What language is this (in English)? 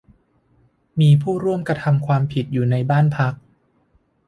Thai